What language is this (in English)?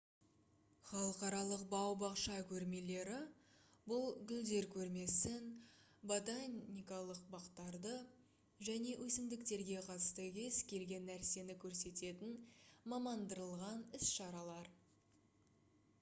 Kazakh